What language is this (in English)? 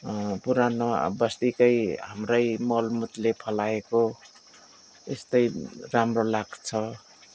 Nepali